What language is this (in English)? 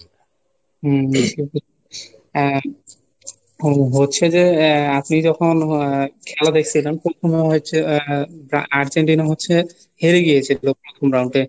Bangla